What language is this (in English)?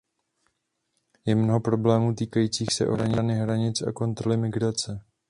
Czech